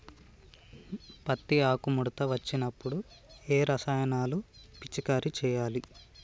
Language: Telugu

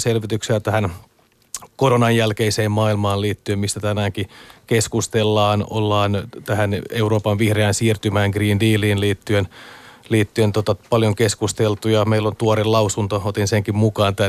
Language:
Finnish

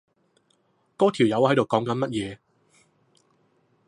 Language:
Cantonese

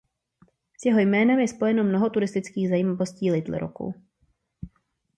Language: Czech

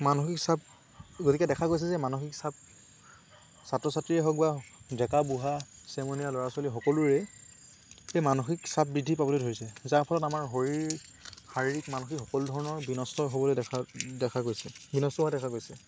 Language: Assamese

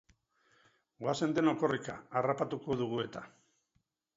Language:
Basque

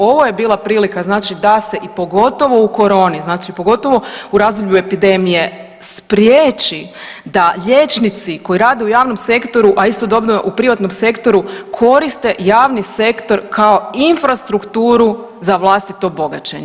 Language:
Croatian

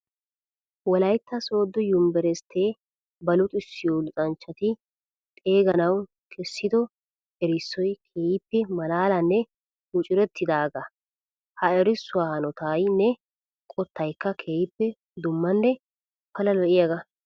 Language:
Wolaytta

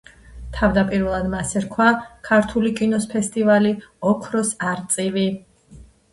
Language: Georgian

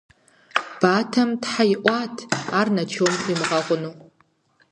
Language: Kabardian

